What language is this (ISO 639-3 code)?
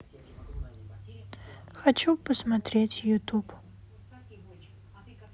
rus